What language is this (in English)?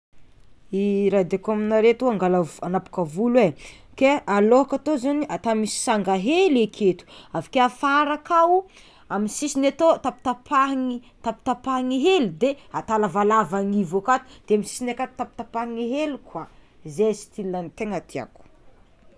Tsimihety Malagasy